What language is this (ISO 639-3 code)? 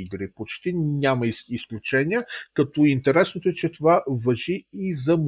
bul